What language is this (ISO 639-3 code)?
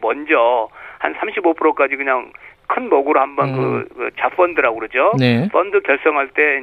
kor